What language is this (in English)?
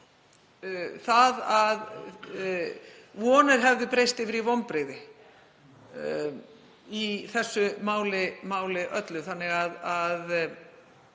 Icelandic